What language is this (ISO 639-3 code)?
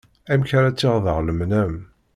kab